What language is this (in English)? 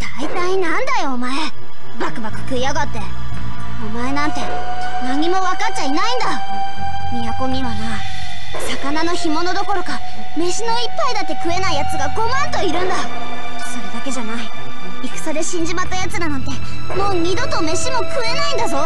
Japanese